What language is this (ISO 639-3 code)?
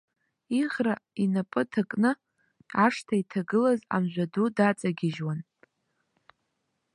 abk